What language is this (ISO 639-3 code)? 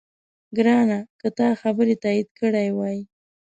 pus